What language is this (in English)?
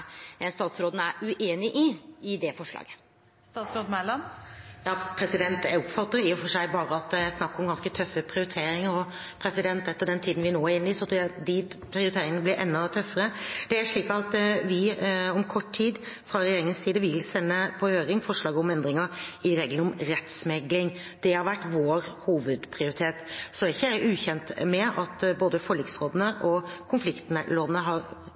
Norwegian